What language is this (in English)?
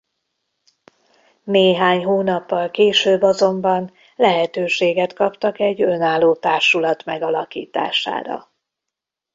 Hungarian